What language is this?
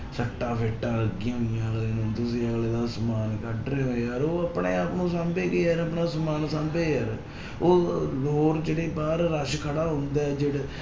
Punjabi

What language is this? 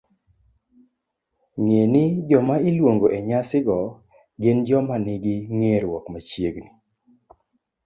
Luo (Kenya and Tanzania)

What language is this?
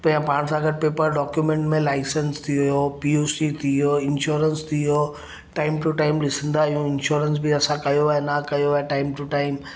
Sindhi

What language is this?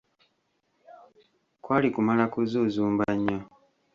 Ganda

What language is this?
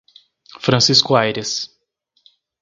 Portuguese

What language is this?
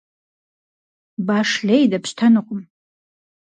Kabardian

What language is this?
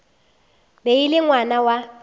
Northern Sotho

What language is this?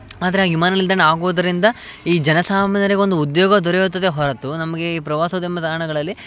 Kannada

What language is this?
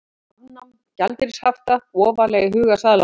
Icelandic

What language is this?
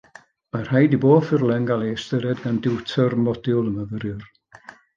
Welsh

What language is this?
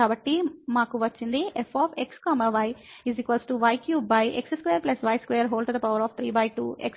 Telugu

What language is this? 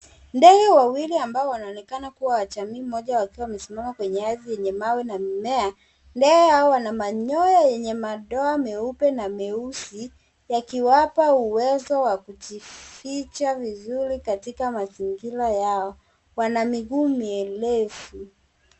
Swahili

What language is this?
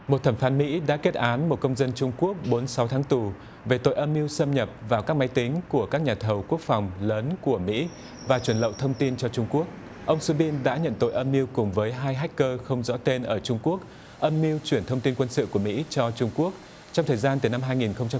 Vietnamese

